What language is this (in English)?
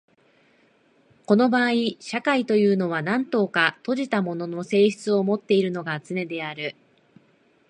Japanese